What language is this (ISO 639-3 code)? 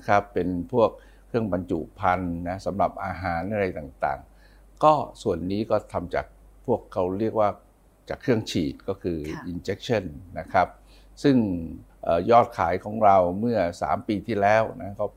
tha